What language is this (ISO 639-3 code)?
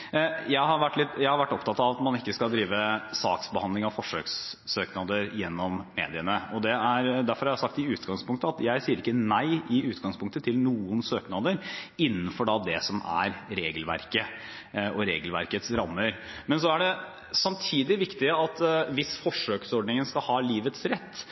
nob